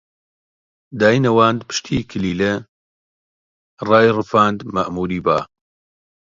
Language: Central Kurdish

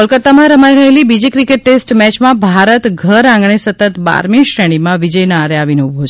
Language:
Gujarati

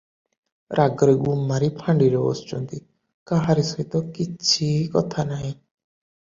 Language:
Odia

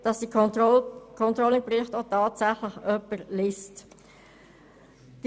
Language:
Swiss German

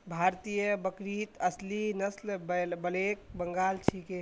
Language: Magahi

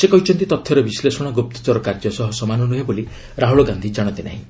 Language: Odia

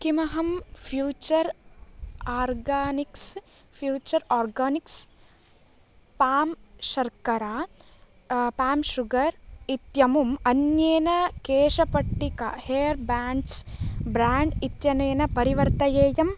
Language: Sanskrit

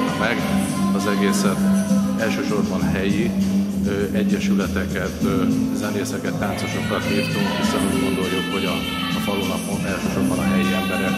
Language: Hungarian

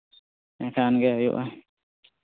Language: Santali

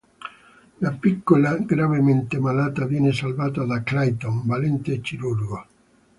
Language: Italian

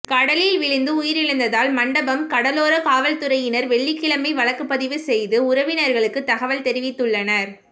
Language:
Tamil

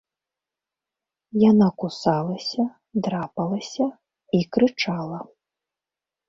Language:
Belarusian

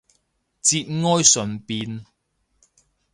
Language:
Cantonese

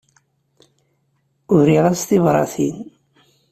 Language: Kabyle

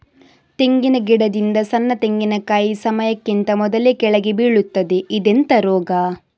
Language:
Kannada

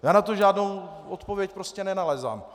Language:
Czech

